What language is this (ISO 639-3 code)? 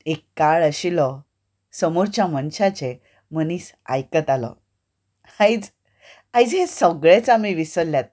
kok